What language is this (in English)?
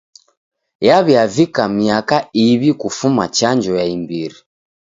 Taita